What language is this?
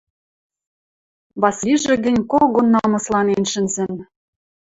Western Mari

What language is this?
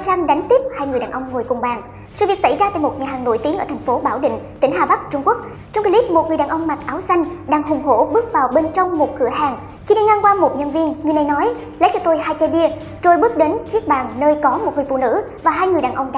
Vietnamese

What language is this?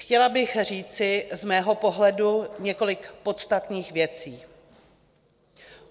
Czech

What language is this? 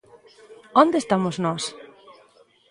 Galician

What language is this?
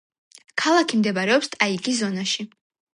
Georgian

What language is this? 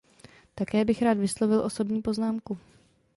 Czech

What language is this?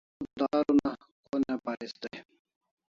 Kalasha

